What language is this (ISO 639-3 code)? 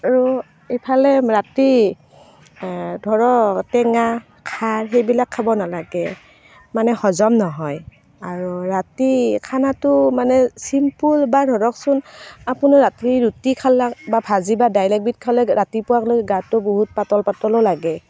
asm